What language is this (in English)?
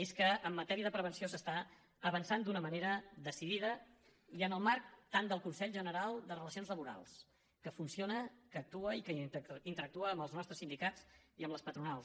Catalan